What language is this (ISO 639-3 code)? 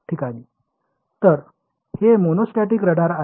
mar